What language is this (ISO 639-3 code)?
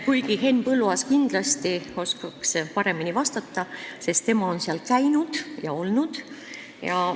est